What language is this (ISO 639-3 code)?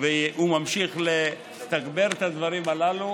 heb